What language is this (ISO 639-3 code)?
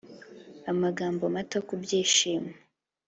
kin